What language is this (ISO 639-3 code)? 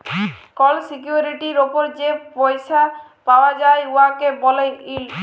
ben